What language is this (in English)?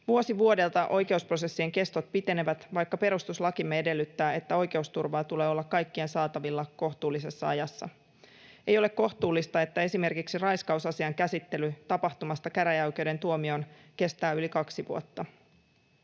Finnish